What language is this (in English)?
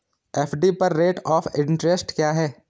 Hindi